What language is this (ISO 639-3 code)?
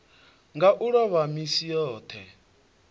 ven